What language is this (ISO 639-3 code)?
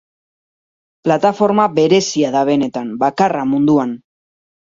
eus